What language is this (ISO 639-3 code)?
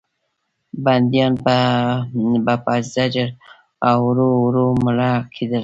pus